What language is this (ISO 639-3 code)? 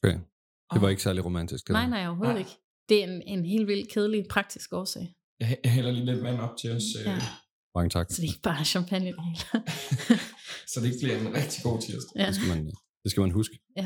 dan